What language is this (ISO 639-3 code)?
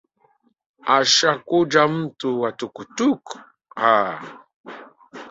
swa